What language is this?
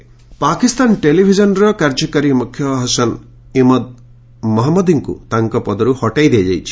Odia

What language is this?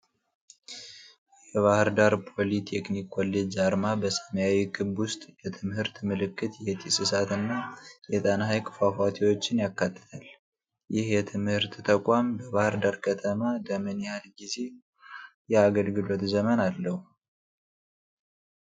Amharic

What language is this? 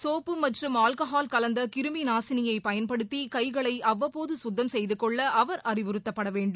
Tamil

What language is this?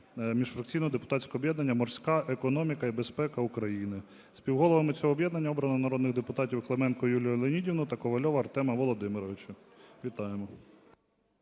Ukrainian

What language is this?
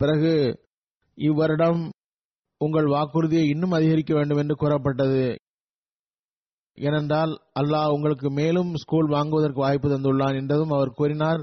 Tamil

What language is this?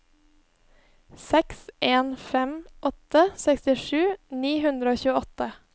Norwegian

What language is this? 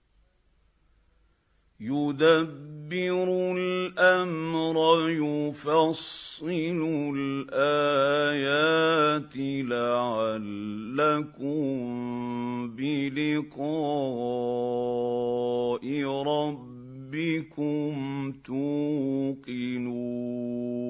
Arabic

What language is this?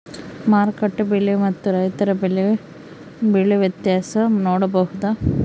Kannada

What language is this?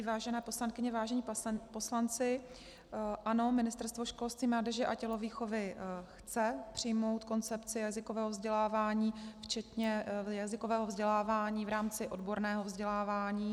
Czech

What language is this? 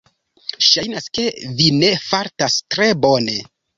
Esperanto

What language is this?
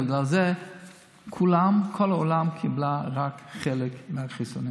Hebrew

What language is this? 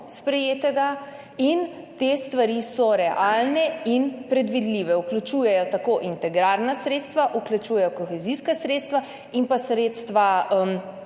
Slovenian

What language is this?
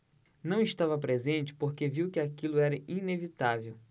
Portuguese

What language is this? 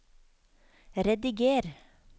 Norwegian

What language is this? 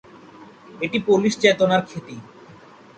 Bangla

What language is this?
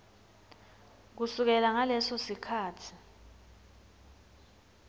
Swati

